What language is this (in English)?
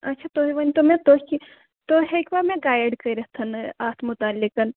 Kashmiri